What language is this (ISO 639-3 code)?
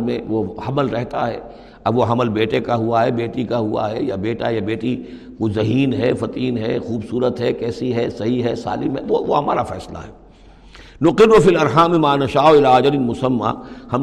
urd